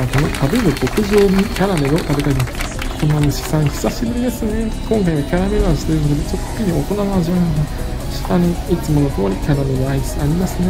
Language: Japanese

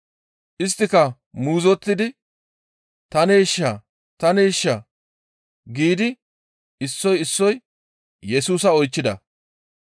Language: Gamo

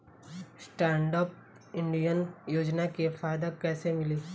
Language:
Bhojpuri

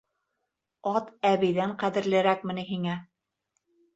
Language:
Bashkir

